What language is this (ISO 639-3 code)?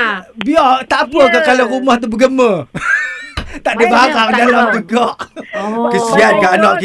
msa